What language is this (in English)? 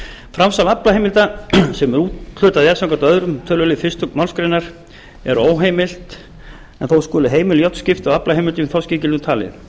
Icelandic